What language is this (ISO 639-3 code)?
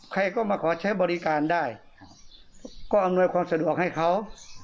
tha